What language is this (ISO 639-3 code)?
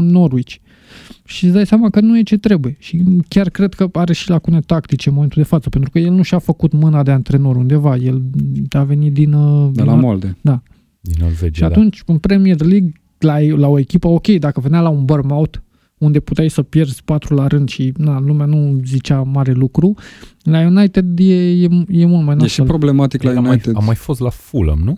ron